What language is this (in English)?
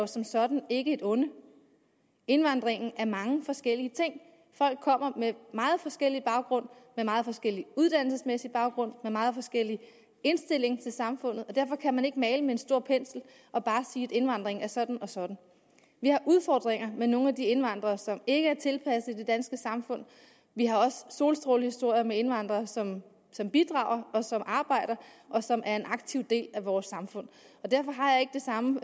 Danish